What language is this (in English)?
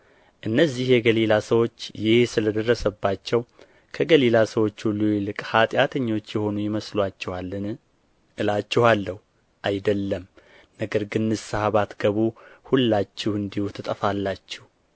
Amharic